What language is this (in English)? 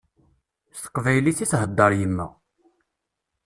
Kabyle